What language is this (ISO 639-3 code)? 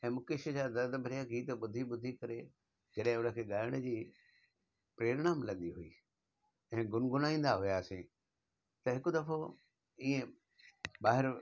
snd